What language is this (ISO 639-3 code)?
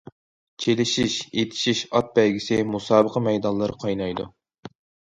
uig